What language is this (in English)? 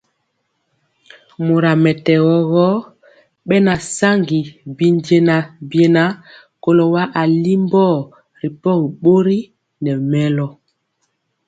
Mpiemo